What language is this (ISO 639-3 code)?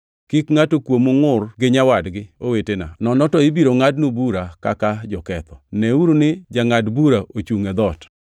luo